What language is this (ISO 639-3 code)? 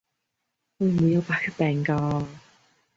yue